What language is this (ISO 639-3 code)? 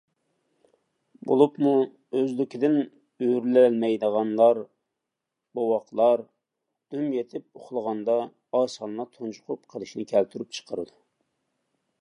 uig